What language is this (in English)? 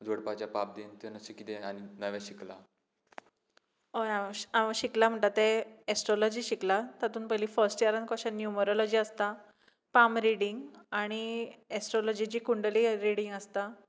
Konkani